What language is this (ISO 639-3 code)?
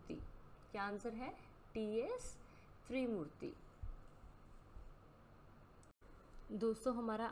hin